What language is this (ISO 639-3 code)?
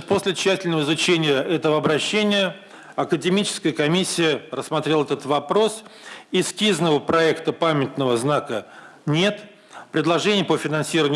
rus